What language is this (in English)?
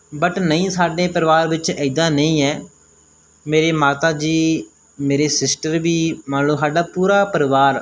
Punjabi